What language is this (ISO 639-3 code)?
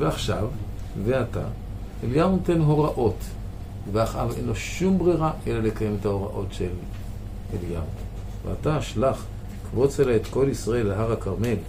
heb